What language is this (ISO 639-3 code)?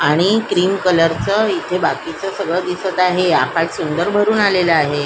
mar